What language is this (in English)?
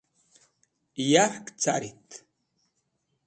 Wakhi